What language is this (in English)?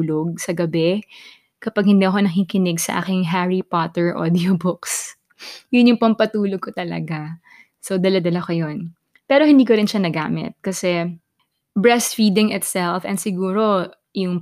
Filipino